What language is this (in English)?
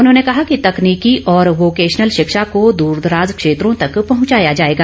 Hindi